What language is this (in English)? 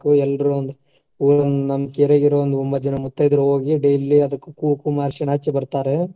Kannada